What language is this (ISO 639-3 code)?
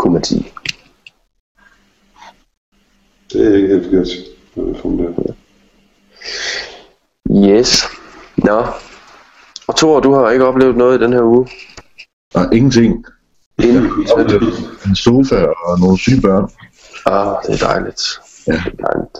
dan